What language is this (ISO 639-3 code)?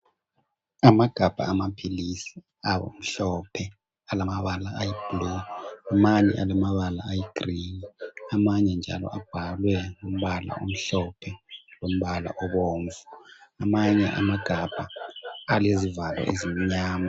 nde